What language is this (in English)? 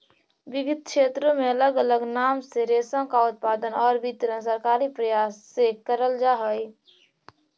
Magahi